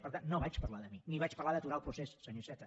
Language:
Catalan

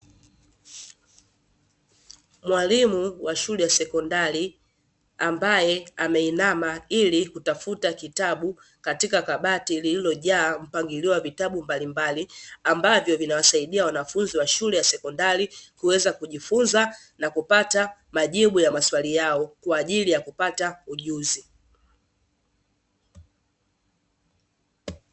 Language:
Swahili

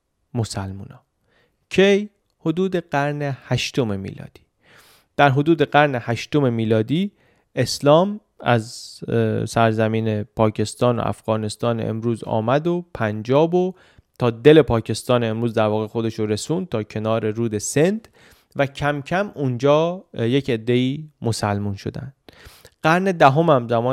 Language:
Persian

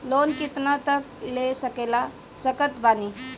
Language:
Bhojpuri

